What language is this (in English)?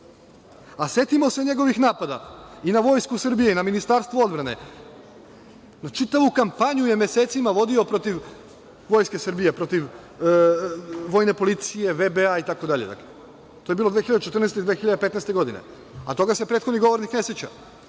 Serbian